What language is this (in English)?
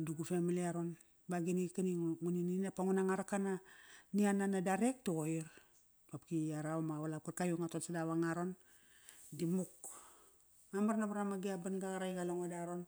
Kairak